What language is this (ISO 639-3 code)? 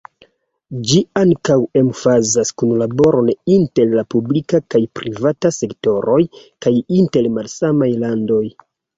epo